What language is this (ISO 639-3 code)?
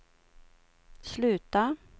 swe